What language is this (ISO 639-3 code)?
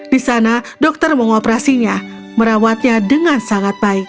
ind